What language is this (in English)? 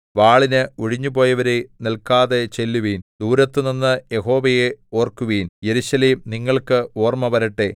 Malayalam